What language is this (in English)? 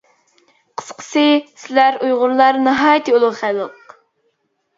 Uyghur